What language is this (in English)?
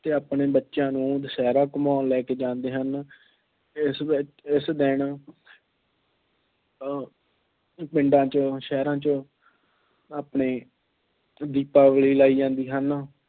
Punjabi